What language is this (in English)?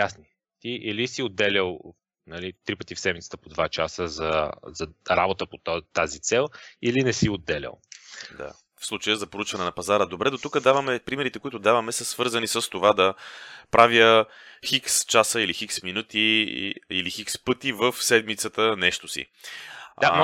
Bulgarian